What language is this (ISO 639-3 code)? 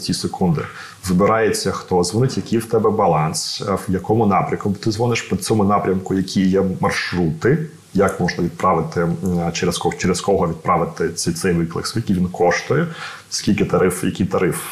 ukr